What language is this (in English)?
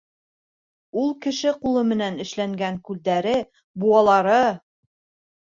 Bashkir